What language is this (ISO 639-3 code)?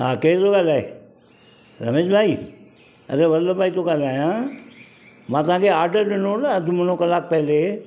snd